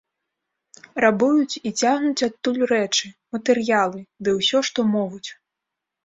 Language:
Belarusian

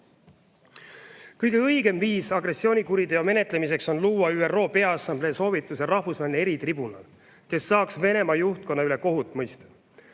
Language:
Estonian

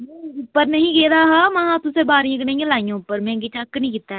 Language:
Dogri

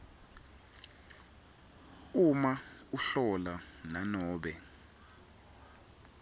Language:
Swati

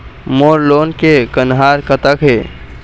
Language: Chhattisgarhi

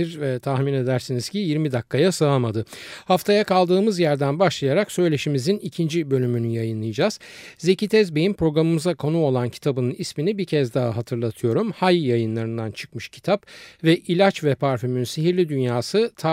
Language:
Turkish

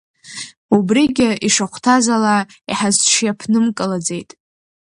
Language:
Abkhazian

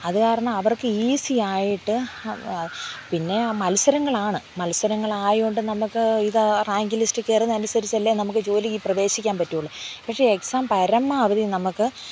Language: Malayalam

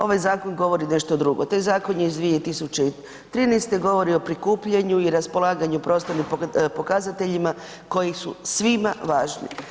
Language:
Croatian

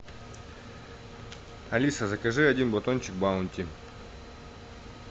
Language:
Russian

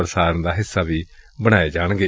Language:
Punjabi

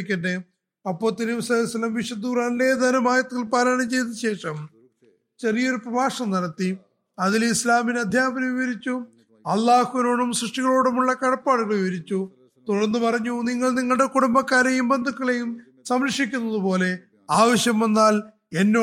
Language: Malayalam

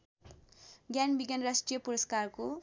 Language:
Nepali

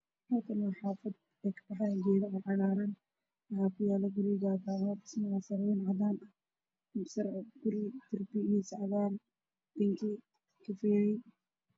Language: Somali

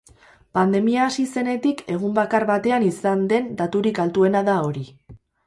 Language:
Basque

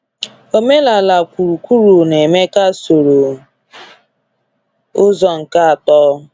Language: Igbo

